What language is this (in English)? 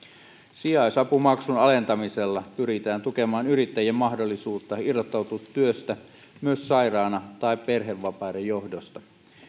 Finnish